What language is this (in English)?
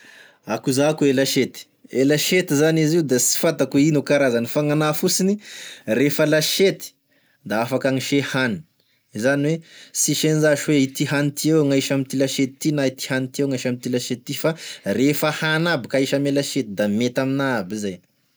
Tesaka Malagasy